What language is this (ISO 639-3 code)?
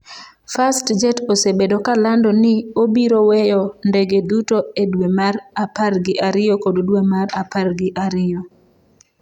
luo